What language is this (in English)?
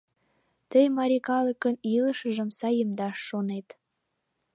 Mari